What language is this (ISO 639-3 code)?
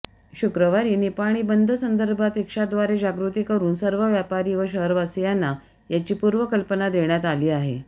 mar